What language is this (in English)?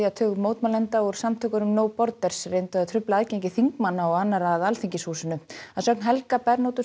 Icelandic